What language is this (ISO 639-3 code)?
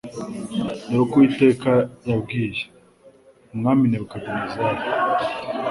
kin